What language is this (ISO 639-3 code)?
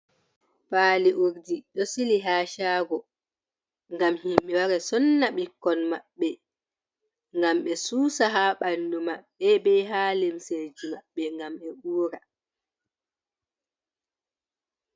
ful